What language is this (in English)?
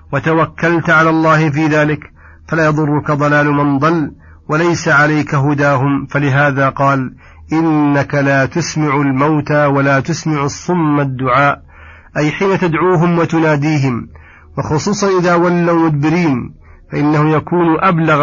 Arabic